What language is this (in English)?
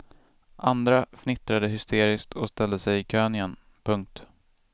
Swedish